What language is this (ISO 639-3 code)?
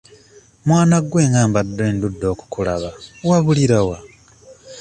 lug